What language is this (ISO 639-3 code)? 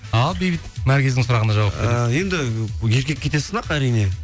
kaz